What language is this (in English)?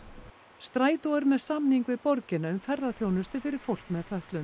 Icelandic